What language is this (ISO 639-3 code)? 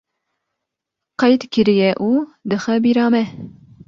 kur